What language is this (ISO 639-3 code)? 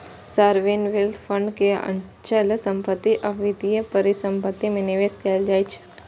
mai